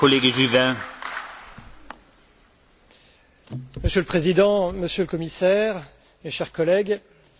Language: French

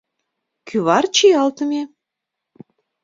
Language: Mari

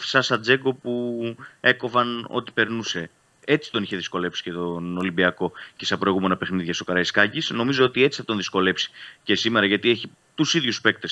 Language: Greek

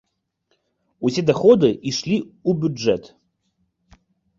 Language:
Belarusian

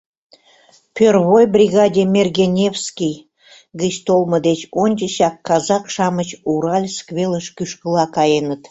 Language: Mari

